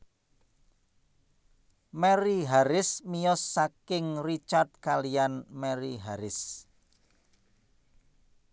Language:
Javanese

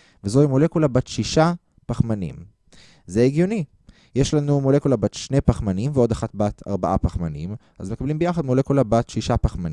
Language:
Hebrew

